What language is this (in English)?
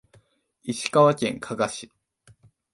Japanese